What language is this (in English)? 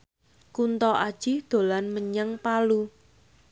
Javanese